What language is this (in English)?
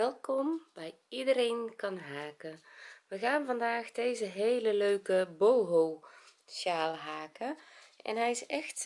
Dutch